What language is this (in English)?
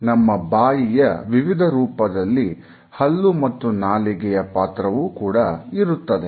Kannada